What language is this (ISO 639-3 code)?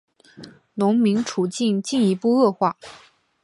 zho